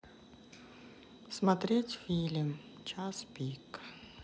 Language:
Russian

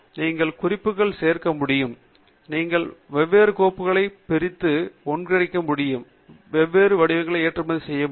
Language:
Tamil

